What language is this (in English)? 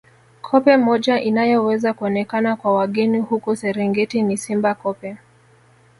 Swahili